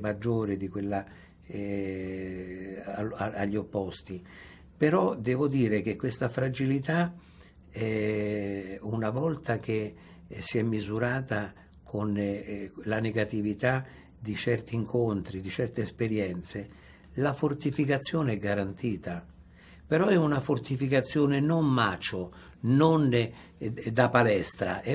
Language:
Italian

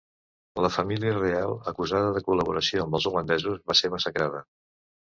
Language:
Catalan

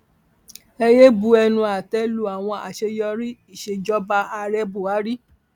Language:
Yoruba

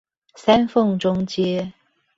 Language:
Chinese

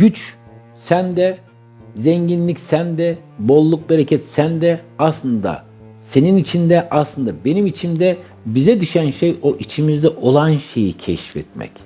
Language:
Turkish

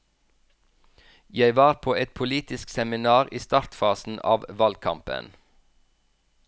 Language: Norwegian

